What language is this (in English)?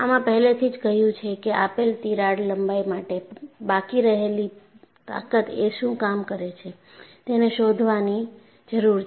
Gujarati